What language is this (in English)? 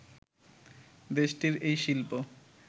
Bangla